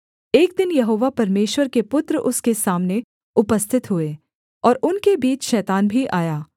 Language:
Hindi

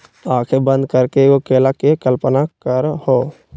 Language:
Magahi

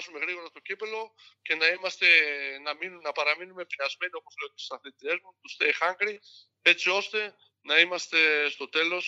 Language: Greek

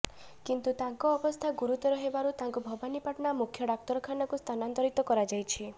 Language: Odia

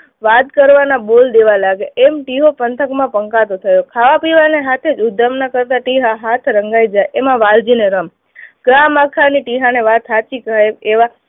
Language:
Gujarati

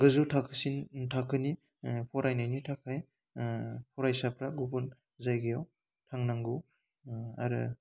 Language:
Bodo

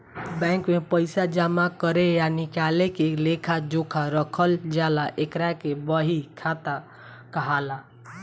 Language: Bhojpuri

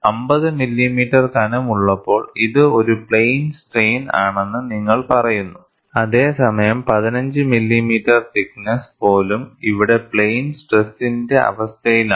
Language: Malayalam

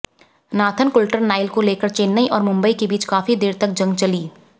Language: Hindi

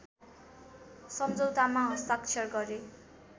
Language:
Nepali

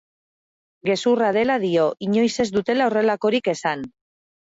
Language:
Basque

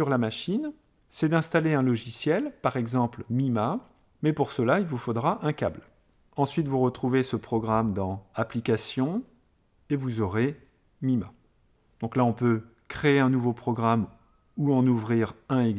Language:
French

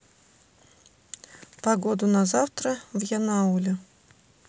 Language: Russian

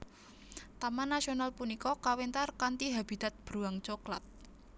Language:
Javanese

